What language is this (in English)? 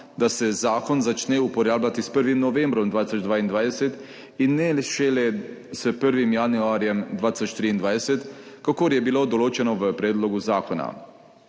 Slovenian